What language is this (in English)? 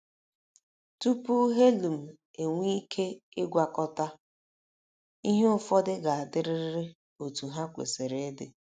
Igbo